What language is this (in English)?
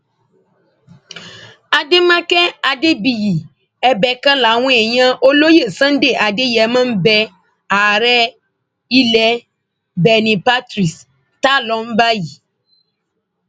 Yoruba